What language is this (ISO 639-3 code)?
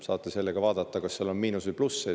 est